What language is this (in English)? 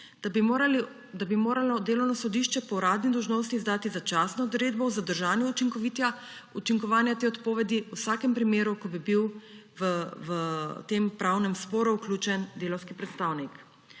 Slovenian